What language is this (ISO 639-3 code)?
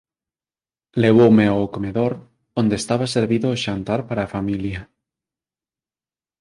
glg